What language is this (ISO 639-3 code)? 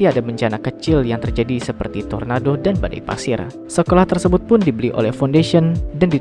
ind